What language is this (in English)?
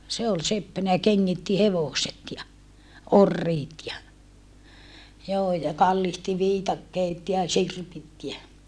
Finnish